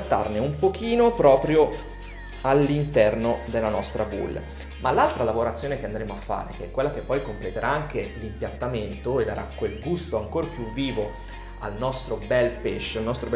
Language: Italian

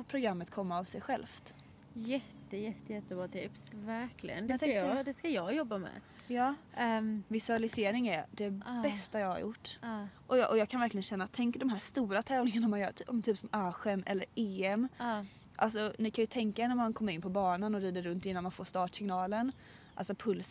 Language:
Swedish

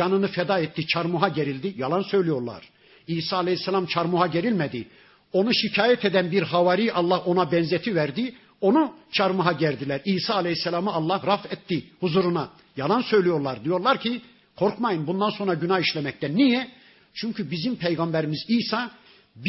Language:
Turkish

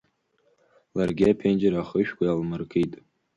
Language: Abkhazian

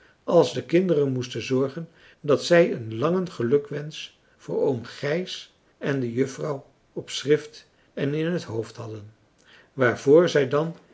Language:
Dutch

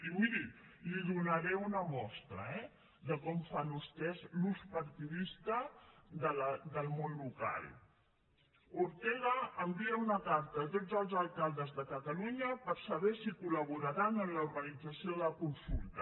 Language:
Catalan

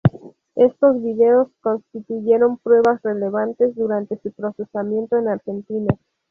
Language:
Spanish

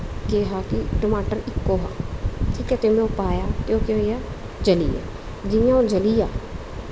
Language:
Dogri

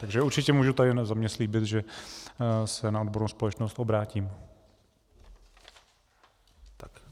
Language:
Czech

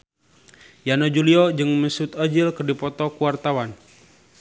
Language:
Sundanese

